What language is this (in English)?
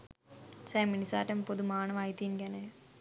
Sinhala